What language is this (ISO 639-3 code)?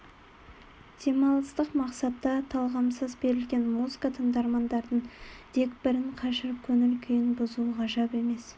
kaz